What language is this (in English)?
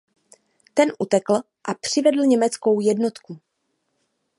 Czech